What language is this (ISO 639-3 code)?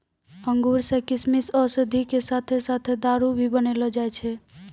mai